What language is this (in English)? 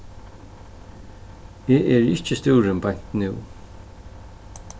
Faroese